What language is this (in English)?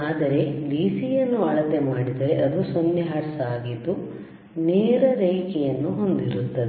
Kannada